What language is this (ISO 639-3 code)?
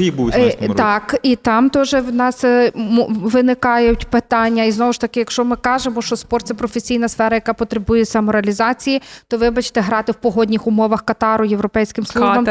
ukr